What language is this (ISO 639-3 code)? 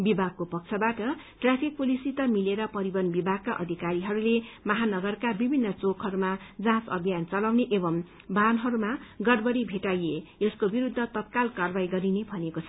nep